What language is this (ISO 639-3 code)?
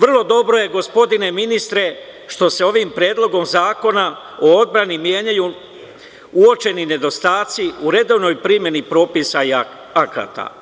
srp